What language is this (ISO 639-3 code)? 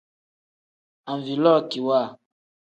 kdh